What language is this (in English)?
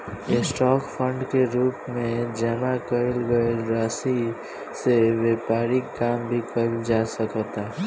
Bhojpuri